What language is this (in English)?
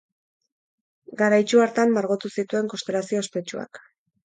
Basque